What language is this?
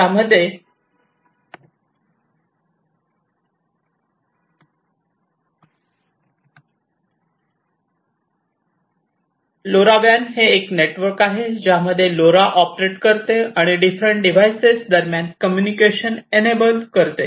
Marathi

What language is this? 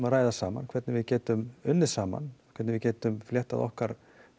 Icelandic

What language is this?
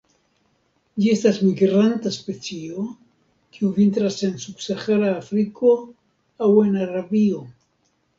Esperanto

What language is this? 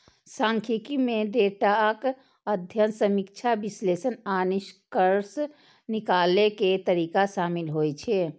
Maithili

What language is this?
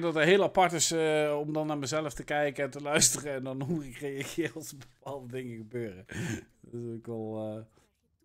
Dutch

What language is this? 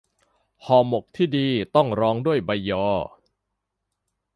Thai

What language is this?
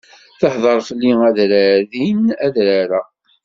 Kabyle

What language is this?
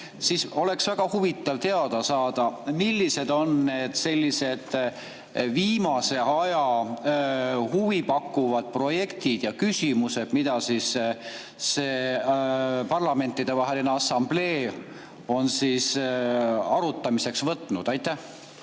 Estonian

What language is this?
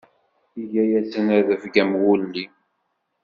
Kabyle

